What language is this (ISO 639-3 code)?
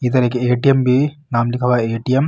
mwr